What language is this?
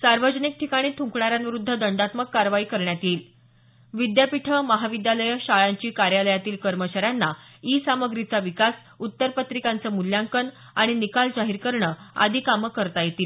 Marathi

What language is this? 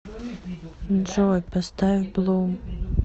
Russian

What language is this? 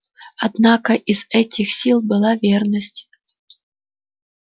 Russian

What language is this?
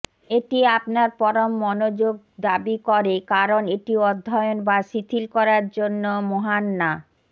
Bangla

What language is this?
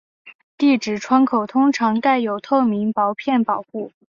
Chinese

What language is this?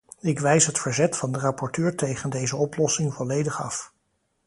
Dutch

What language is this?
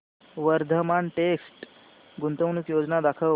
Marathi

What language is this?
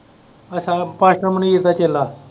Punjabi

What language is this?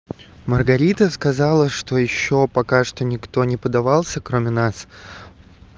Russian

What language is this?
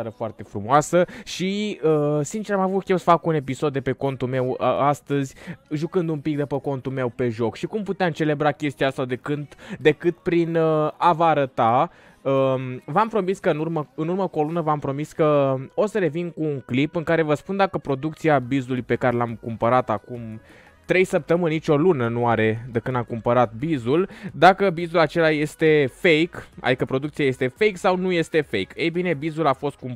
Romanian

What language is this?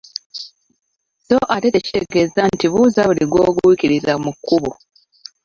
Ganda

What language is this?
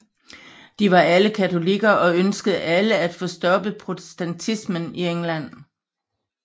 Danish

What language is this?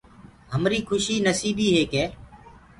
Gurgula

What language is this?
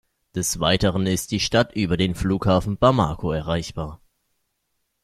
German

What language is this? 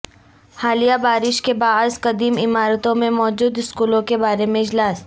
Urdu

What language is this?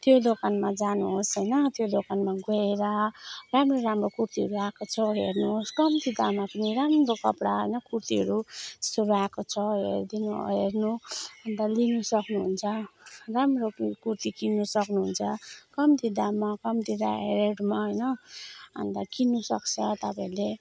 Nepali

